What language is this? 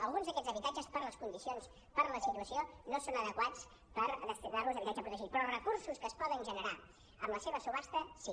Catalan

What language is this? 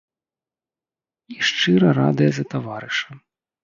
Belarusian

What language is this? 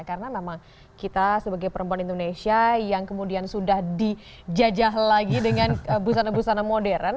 Indonesian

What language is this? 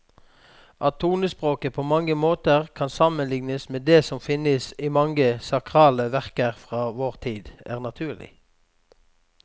Norwegian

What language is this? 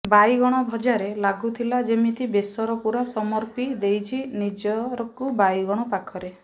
Odia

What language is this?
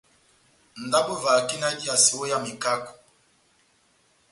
Batanga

